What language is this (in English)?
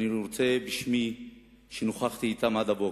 Hebrew